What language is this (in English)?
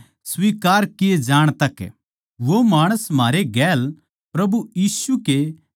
Haryanvi